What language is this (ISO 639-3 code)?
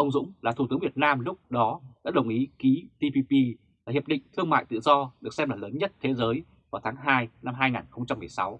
vie